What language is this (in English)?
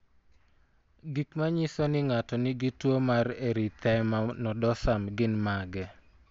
Luo (Kenya and Tanzania)